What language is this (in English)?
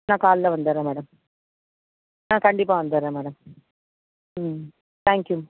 Tamil